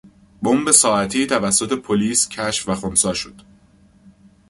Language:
Persian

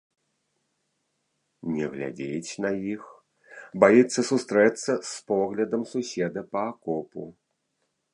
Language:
Belarusian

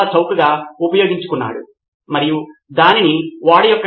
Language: Telugu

